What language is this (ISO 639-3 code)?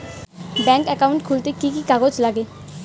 ben